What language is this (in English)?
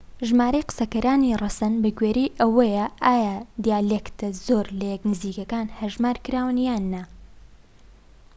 Central Kurdish